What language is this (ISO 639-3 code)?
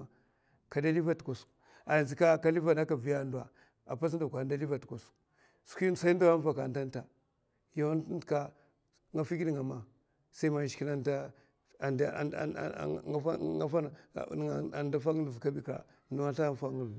maf